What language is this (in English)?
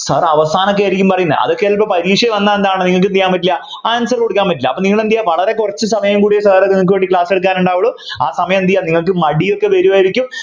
Malayalam